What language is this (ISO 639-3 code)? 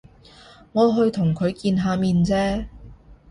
yue